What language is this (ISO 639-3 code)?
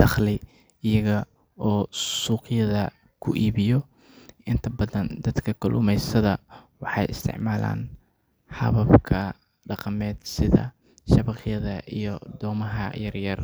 som